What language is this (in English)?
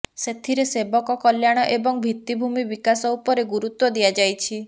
Odia